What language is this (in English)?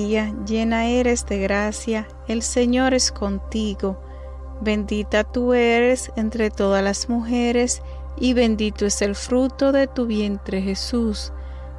Spanish